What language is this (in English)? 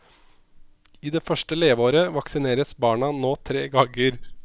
Norwegian